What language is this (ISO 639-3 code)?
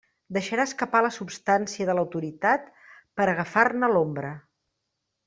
cat